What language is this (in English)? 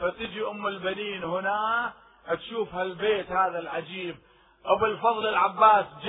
Arabic